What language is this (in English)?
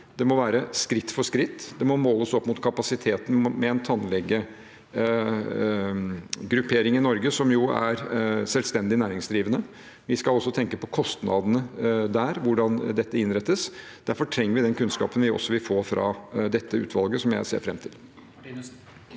Norwegian